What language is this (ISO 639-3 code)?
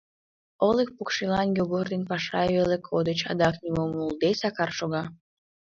chm